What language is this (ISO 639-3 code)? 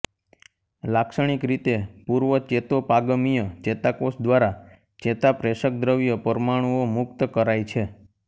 guj